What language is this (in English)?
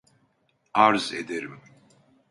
Turkish